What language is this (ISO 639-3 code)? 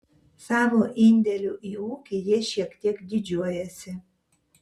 lit